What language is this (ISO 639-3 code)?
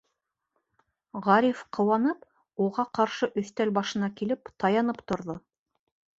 bak